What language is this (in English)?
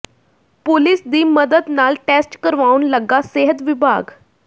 Punjabi